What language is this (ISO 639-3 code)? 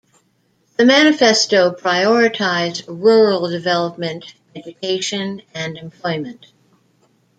eng